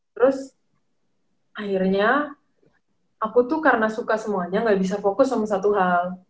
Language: Indonesian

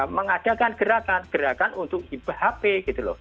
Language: Indonesian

